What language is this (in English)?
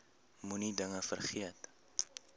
Afrikaans